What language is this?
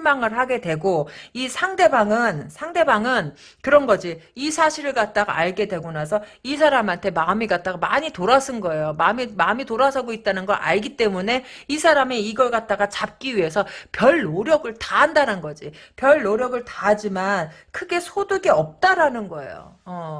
Korean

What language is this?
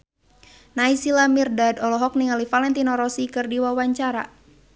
Sundanese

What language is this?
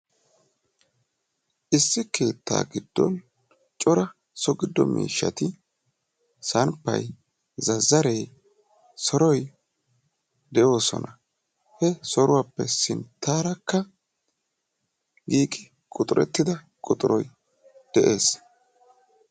Wolaytta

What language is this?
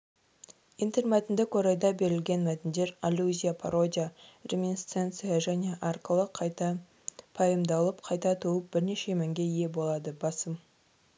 Kazakh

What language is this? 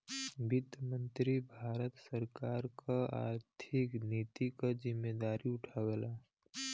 Bhojpuri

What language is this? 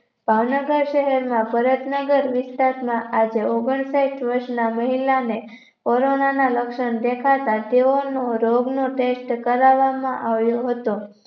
Gujarati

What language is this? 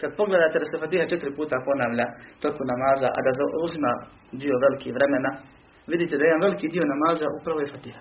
Croatian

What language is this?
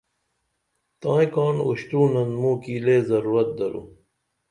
Dameli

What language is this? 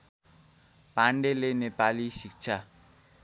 Nepali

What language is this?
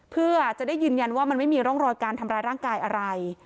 Thai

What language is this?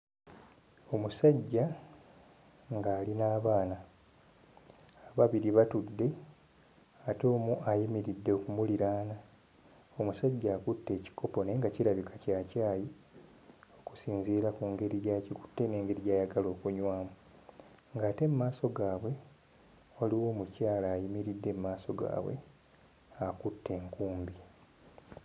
Ganda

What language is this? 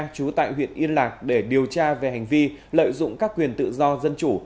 Vietnamese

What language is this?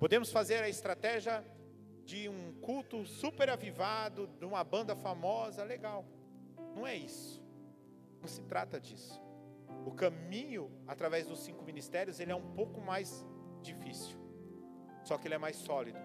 Portuguese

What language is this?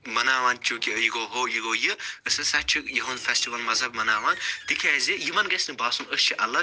Kashmiri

